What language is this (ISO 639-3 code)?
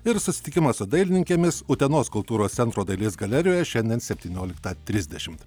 lit